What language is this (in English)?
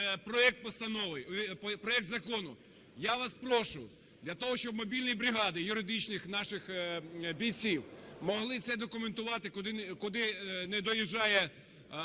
Ukrainian